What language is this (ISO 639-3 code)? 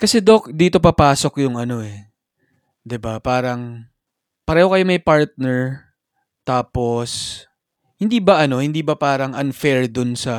fil